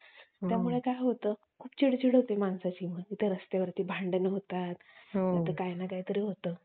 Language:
Marathi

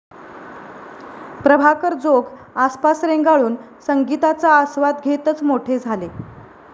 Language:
Marathi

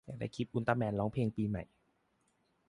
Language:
Thai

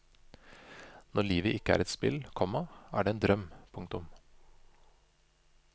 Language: Norwegian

